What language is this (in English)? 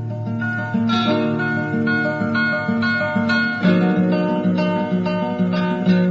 Persian